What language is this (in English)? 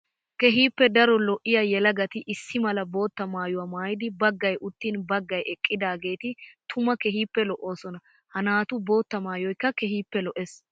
Wolaytta